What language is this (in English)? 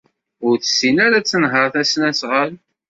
Kabyle